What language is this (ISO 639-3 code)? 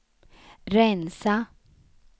swe